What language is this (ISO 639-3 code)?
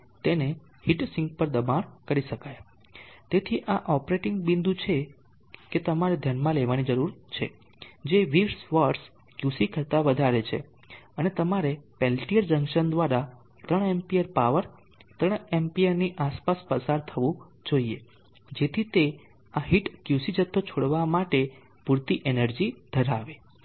guj